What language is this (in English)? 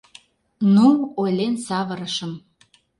Mari